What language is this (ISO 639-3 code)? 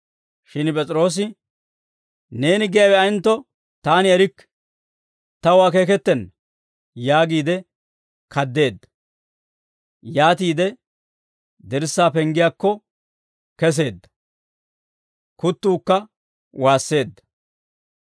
dwr